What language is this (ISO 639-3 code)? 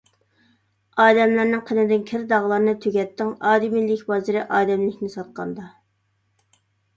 uig